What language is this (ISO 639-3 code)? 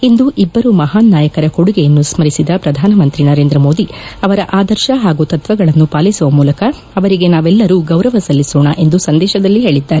kan